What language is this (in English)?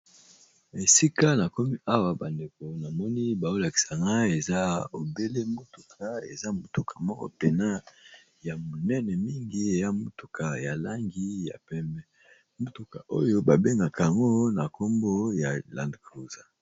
Lingala